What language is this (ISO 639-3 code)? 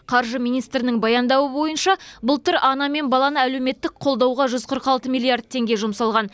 kaz